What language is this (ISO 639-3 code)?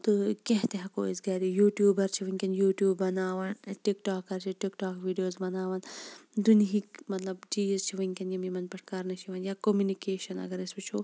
kas